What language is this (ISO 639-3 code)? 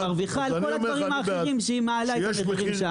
heb